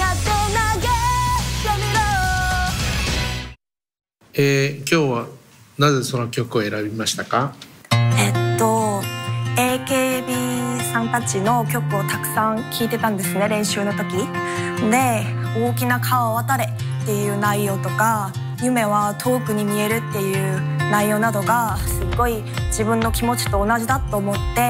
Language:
Japanese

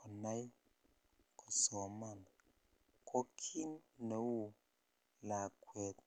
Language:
Kalenjin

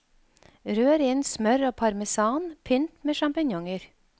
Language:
Norwegian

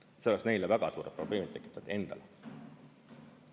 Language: Estonian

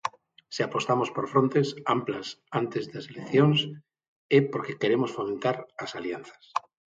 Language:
Galician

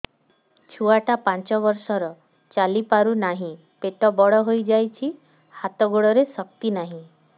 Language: Odia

